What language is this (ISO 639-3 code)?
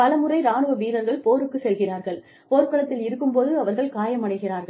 tam